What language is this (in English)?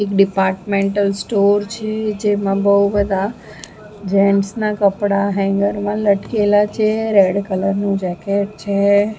Gujarati